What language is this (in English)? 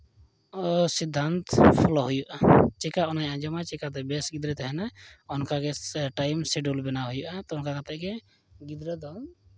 Santali